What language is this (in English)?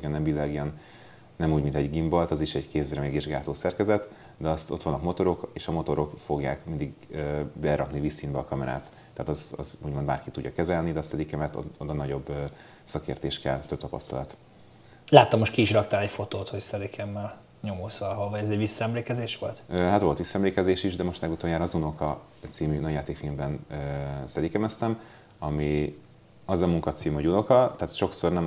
Hungarian